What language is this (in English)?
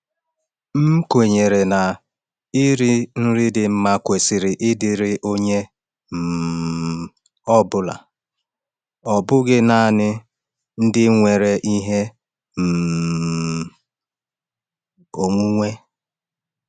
Igbo